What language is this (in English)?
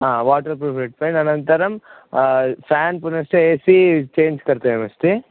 Sanskrit